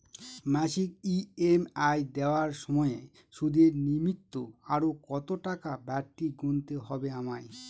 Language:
Bangla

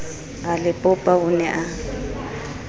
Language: Southern Sotho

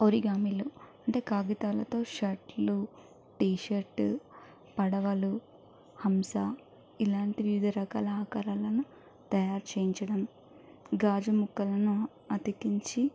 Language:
Telugu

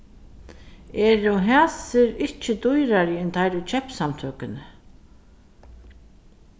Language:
Faroese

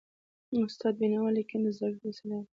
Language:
Pashto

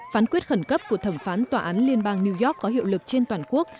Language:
Vietnamese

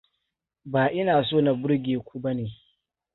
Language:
Hausa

